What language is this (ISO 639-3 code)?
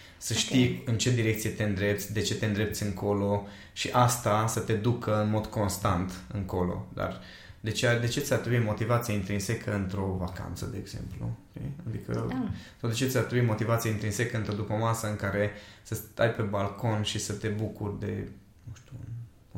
ron